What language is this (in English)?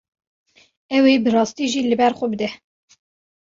Kurdish